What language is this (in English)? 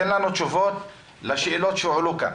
Hebrew